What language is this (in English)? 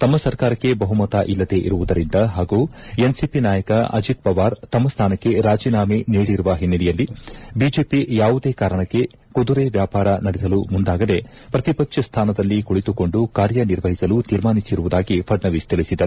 Kannada